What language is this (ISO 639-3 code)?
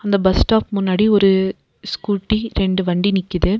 tam